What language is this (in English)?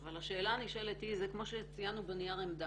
Hebrew